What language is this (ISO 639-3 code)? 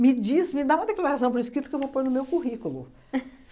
por